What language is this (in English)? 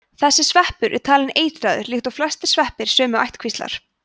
Icelandic